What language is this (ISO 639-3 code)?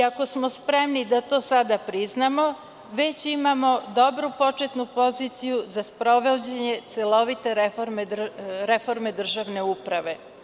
srp